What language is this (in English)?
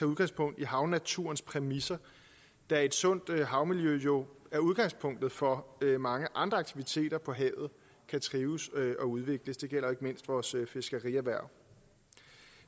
Danish